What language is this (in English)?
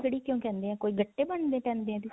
Punjabi